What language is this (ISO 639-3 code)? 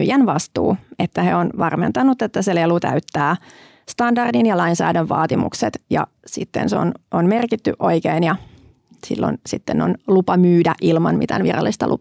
fin